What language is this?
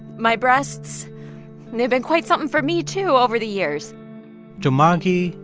English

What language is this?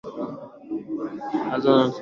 Swahili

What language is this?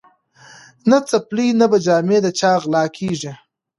Pashto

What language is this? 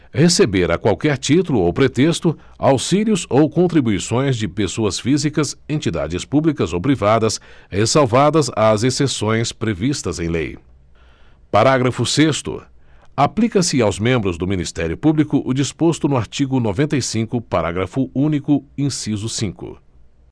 Portuguese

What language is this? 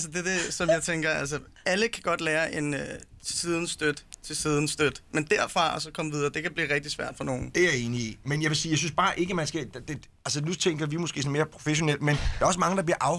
Danish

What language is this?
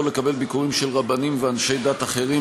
Hebrew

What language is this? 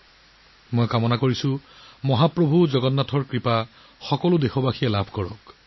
Assamese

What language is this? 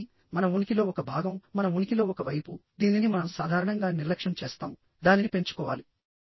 Telugu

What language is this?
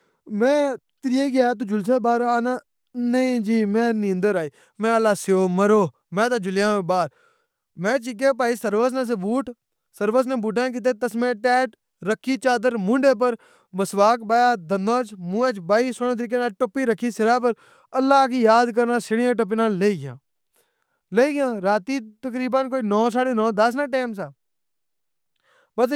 Pahari-Potwari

